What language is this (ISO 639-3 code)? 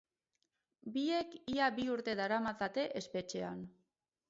eus